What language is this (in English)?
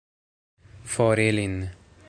Esperanto